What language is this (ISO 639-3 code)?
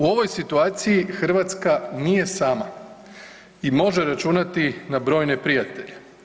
hrv